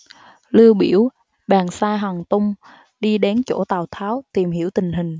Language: Vietnamese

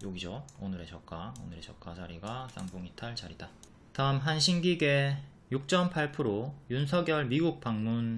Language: Korean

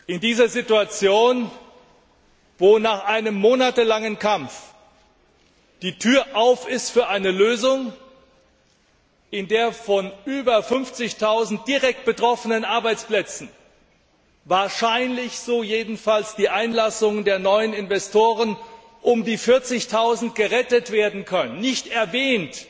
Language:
German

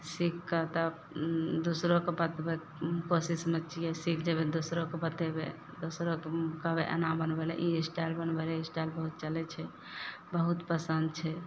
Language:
Maithili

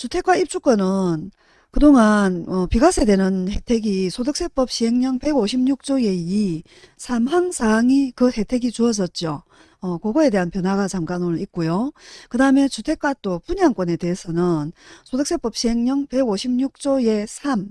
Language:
Korean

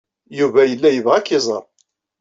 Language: Kabyle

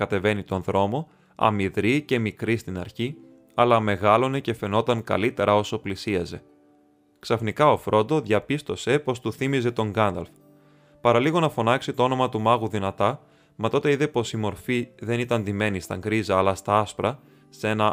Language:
Greek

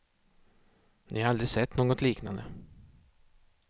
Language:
Swedish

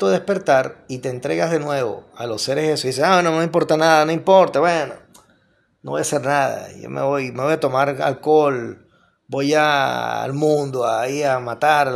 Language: Spanish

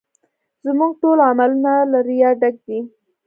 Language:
Pashto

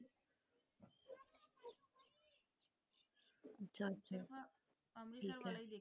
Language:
Punjabi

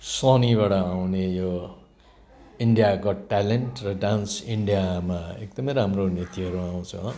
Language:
Nepali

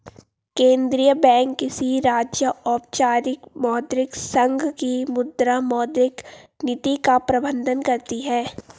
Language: Hindi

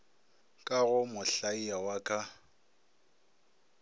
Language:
Northern Sotho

